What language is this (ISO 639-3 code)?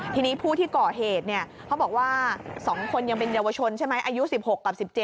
tha